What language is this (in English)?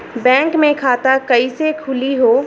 Bhojpuri